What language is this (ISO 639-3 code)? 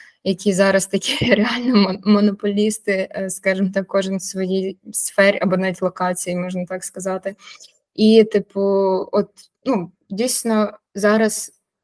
ukr